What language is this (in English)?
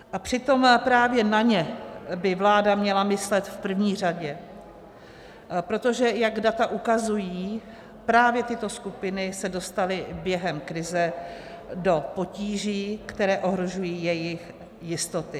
Czech